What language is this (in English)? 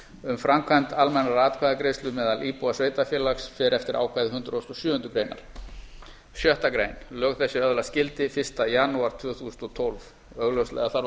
Icelandic